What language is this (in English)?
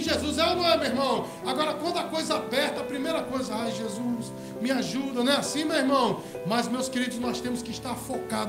Portuguese